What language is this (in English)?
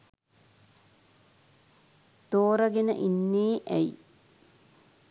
Sinhala